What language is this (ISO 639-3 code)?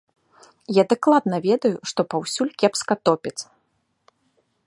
bel